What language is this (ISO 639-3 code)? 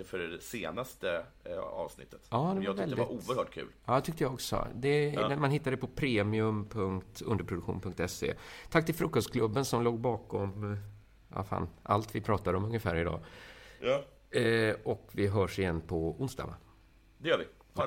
swe